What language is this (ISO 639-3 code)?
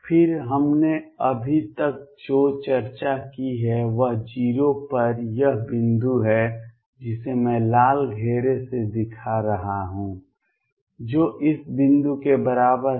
hin